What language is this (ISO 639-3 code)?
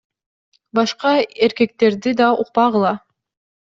kir